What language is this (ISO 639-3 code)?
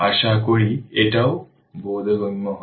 ben